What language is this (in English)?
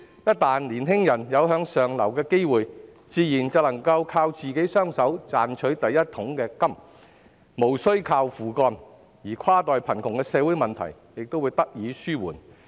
Cantonese